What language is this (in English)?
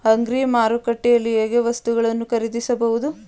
Kannada